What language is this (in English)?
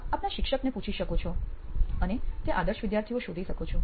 Gujarati